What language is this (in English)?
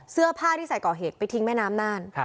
Thai